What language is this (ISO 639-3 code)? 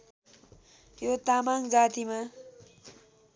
nep